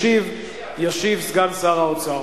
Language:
Hebrew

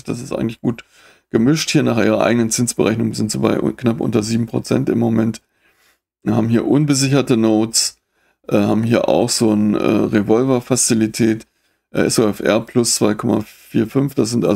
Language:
German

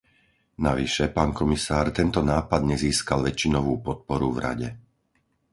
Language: Slovak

